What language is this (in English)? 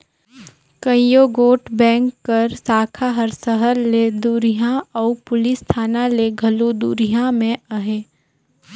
Chhattisgarhi